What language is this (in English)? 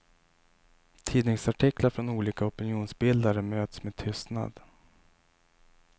Swedish